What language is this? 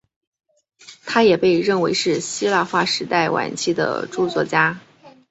Chinese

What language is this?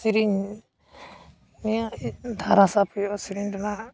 Santali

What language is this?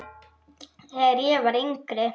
Icelandic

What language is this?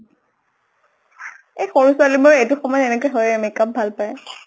Assamese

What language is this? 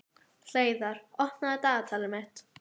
Icelandic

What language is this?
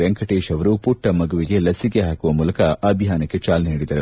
Kannada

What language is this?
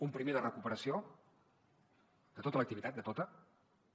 Catalan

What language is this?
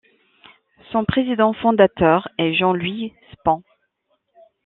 French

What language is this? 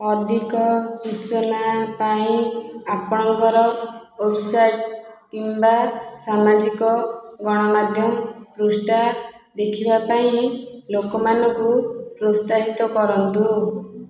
Odia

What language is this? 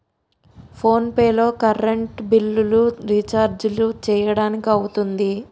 Telugu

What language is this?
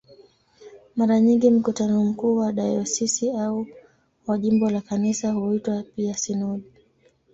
Swahili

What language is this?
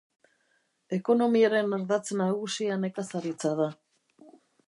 Basque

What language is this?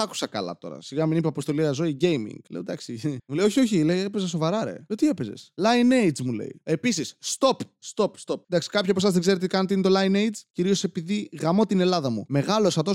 Greek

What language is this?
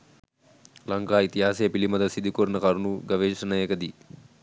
Sinhala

